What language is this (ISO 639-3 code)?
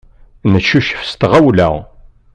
kab